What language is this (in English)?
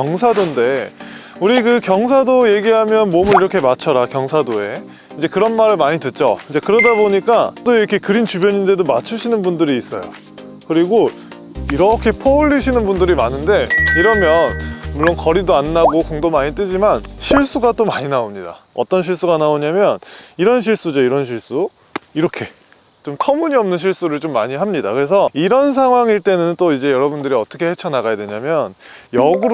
Korean